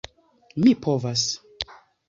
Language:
Esperanto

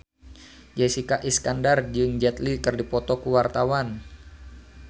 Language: Sundanese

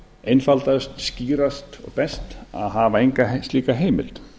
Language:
Icelandic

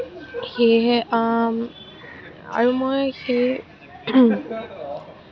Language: Assamese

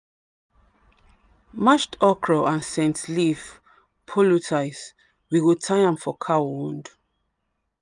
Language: Nigerian Pidgin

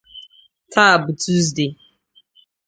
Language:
Igbo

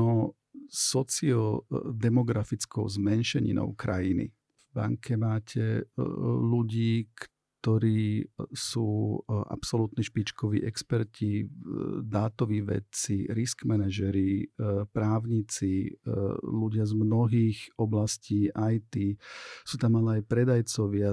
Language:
Slovak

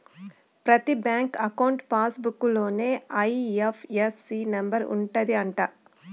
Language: Telugu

